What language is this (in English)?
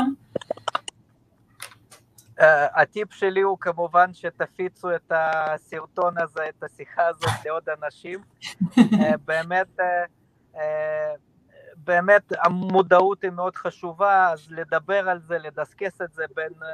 Hebrew